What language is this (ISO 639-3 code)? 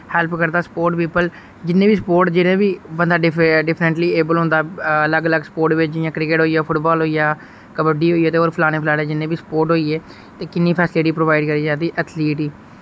doi